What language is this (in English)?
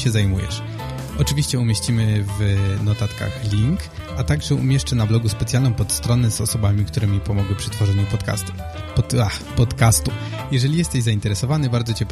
Polish